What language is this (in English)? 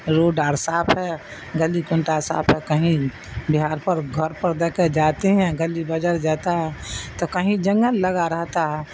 Urdu